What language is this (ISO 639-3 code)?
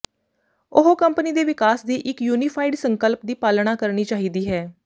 pan